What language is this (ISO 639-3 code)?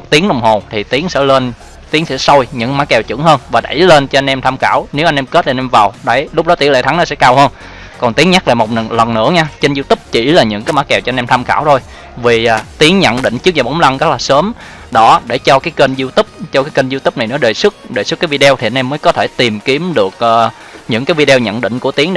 vie